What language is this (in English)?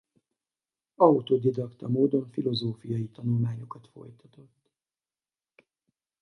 Hungarian